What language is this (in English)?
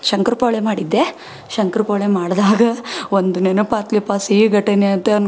Kannada